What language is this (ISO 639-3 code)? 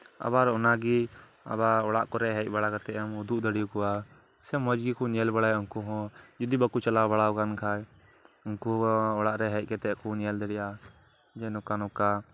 sat